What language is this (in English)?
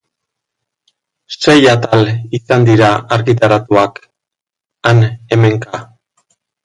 Basque